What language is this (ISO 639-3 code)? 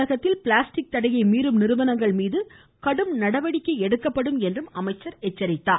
tam